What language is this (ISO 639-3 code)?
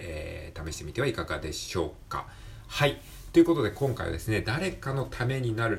jpn